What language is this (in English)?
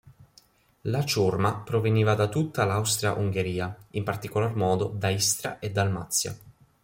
Italian